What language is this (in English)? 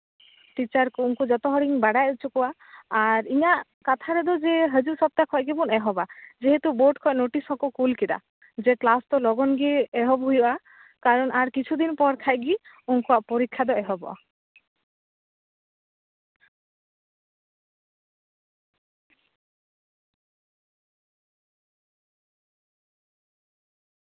Santali